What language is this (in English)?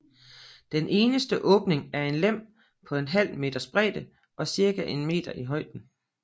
Danish